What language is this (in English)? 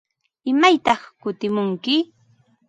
Ambo-Pasco Quechua